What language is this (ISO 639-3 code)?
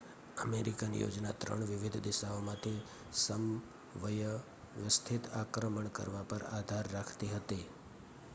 guj